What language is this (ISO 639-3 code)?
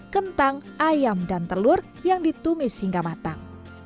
ind